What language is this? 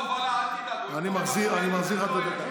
Hebrew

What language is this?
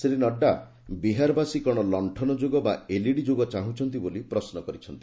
Odia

